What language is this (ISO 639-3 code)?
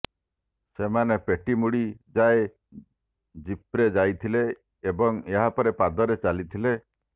ori